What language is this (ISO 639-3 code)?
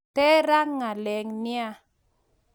kln